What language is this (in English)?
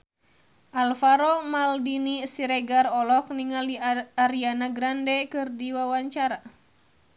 Sundanese